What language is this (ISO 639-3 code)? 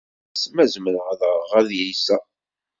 kab